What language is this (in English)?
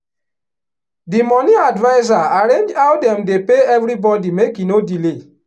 Nigerian Pidgin